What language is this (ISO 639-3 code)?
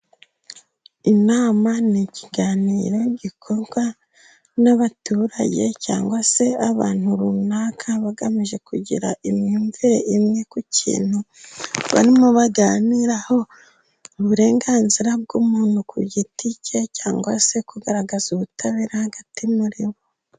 kin